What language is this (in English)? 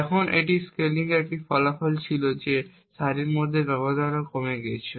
Bangla